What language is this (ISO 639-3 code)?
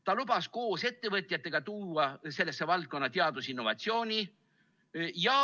est